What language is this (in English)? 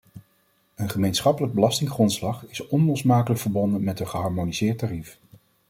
Dutch